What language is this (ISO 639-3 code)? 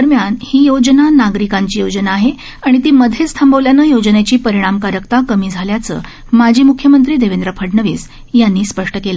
mar